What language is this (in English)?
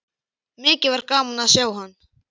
Icelandic